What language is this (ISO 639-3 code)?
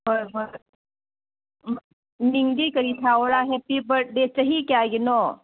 mni